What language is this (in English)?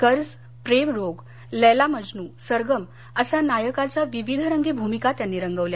Marathi